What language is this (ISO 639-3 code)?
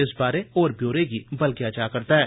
doi